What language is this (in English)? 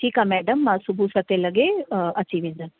Sindhi